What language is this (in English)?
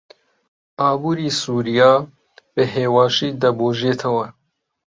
Central Kurdish